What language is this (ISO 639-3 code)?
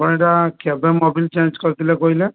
ori